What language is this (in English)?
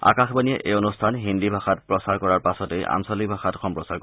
Assamese